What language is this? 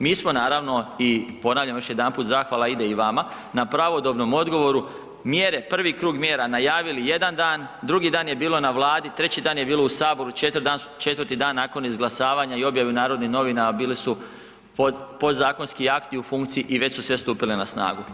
Croatian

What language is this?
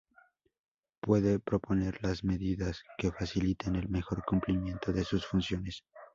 Spanish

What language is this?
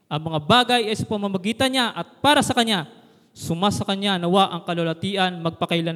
Filipino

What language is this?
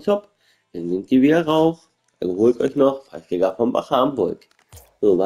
German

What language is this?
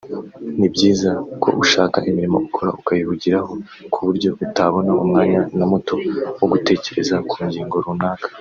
Kinyarwanda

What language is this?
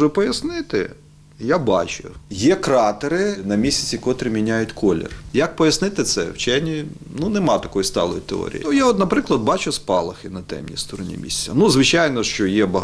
Ukrainian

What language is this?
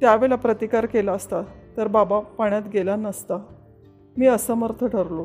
Marathi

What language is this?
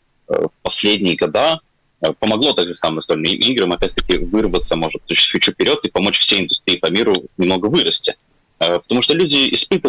Russian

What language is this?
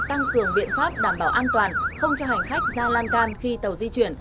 Vietnamese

